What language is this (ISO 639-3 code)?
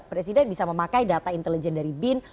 ind